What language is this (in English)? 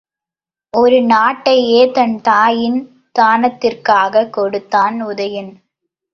Tamil